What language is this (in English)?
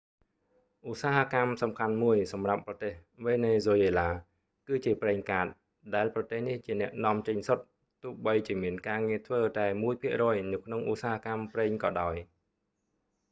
Khmer